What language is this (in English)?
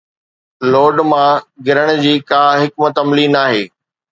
Sindhi